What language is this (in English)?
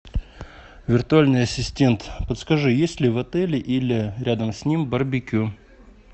Russian